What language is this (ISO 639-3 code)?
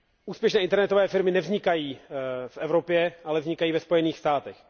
ces